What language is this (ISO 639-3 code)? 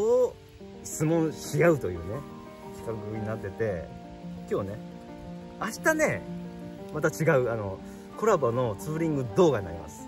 jpn